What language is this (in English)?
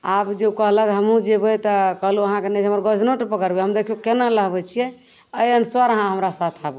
Maithili